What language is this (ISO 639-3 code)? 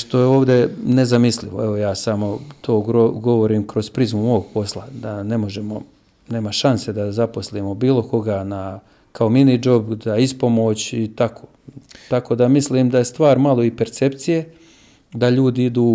hrv